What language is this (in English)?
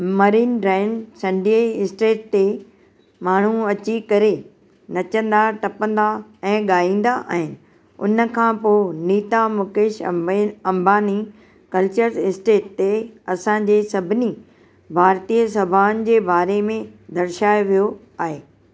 Sindhi